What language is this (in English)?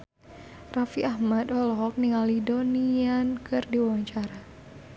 Sundanese